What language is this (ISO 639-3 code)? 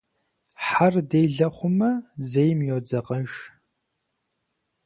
kbd